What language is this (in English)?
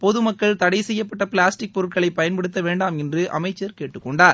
Tamil